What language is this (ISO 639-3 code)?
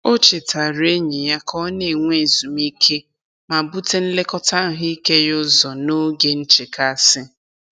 ibo